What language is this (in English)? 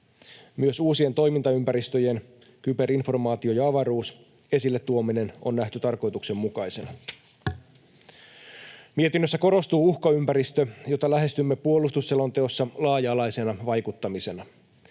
Finnish